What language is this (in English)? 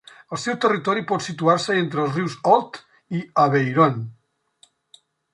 Catalan